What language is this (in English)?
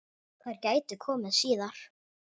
Icelandic